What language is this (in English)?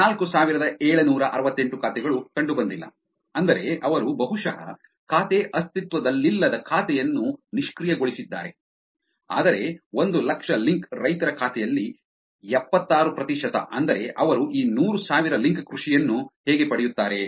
Kannada